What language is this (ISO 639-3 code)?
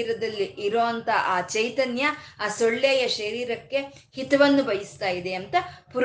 kan